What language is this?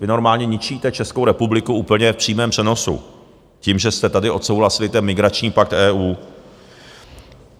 Czech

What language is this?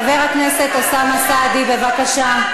Hebrew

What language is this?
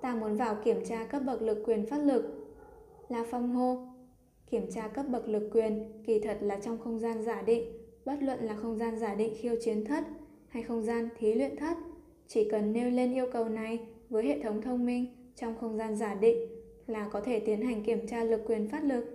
Vietnamese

